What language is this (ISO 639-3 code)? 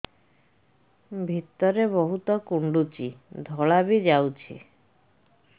ori